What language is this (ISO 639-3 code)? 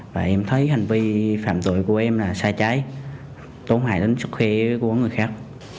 vie